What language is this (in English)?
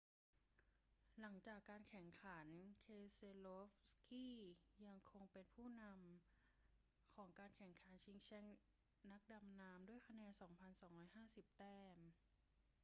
Thai